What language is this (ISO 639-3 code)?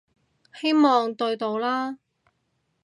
yue